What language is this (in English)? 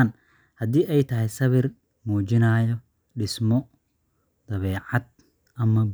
Somali